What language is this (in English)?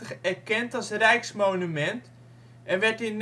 Dutch